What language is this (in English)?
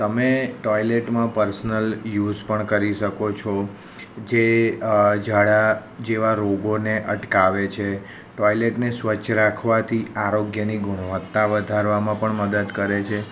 Gujarati